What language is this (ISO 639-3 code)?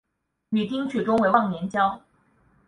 zho